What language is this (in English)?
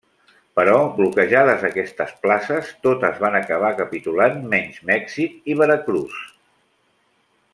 Catalan